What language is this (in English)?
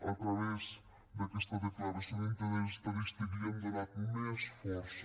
Catalan